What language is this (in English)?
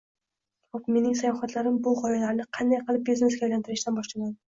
Uzbek